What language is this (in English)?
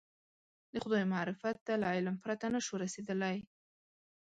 Pashto